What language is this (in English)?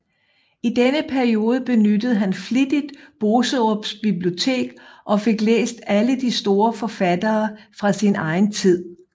Danish